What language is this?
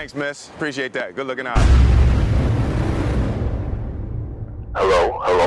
English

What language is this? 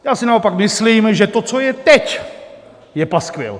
Czech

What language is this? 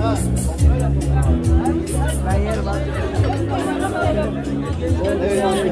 Turkish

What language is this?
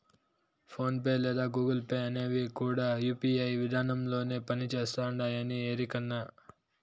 Telugu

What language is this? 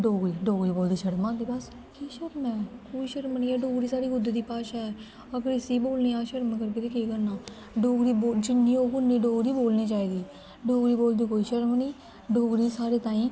Dogri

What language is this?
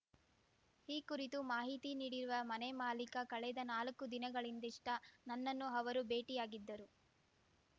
Kannada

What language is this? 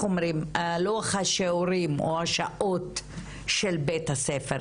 Hebrew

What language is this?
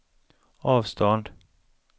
Swedish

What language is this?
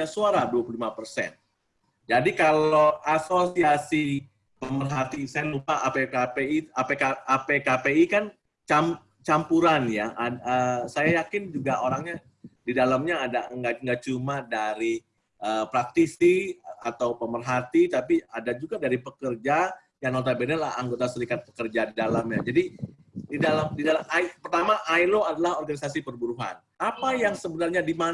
Indonesian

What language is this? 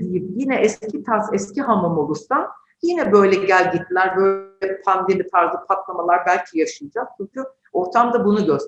Turkish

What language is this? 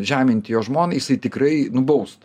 Lithuanian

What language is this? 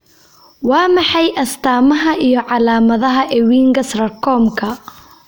Somali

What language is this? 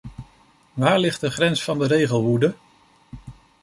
Dutch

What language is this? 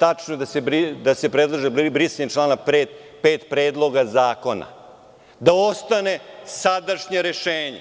Serbian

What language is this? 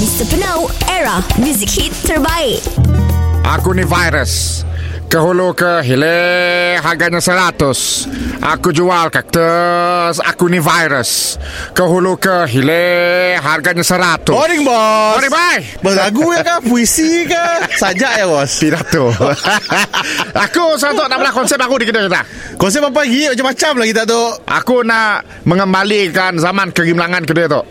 Malay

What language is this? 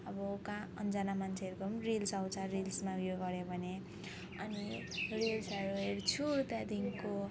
Nepali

